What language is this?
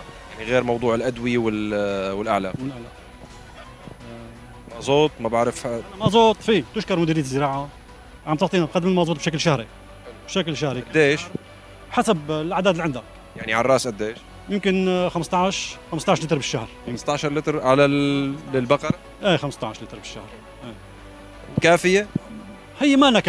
Arabic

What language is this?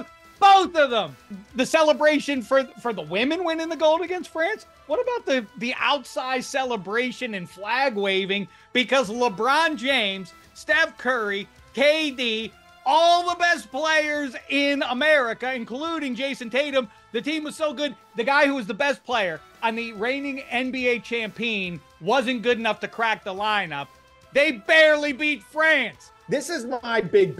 English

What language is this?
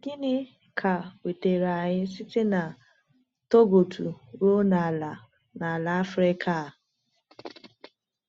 Igbo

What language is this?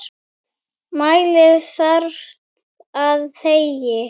Icelandic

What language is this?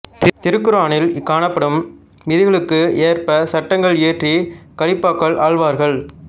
Tamil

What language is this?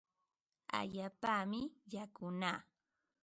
Ambo-Pasco Quechua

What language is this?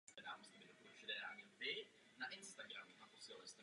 Czech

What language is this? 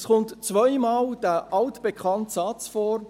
Swiss German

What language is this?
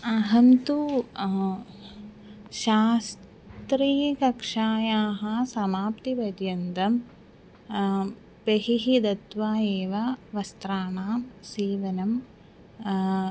Sanskrit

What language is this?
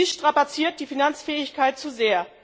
German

